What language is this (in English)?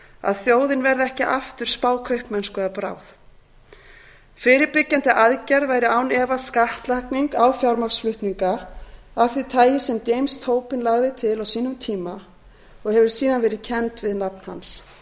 Icelandic